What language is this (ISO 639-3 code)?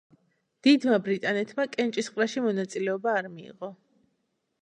kat